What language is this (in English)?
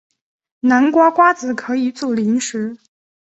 Chinese